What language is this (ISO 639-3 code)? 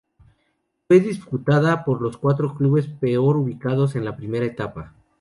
spa